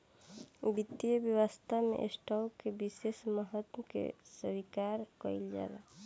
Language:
Bhojpuri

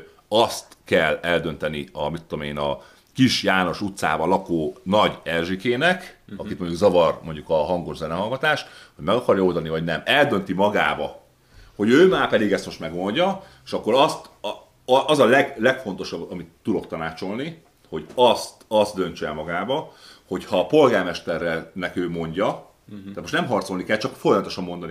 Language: Hungarian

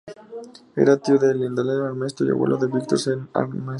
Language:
Spanish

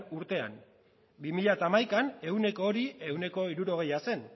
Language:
Basque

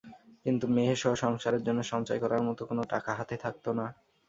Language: Bangla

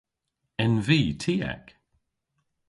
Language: Cornish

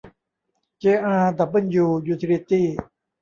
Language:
Thai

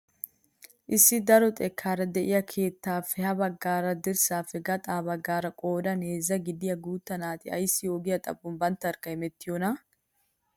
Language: Wolaytta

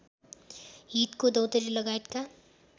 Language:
Nepali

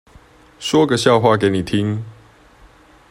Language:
Chinese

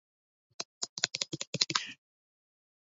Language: Georgian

